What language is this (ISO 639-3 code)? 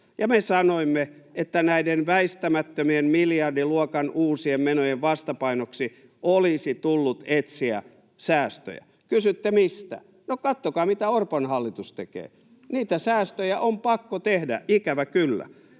fin